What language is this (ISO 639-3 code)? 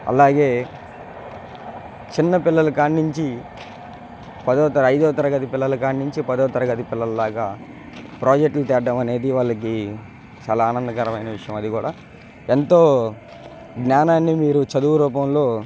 tel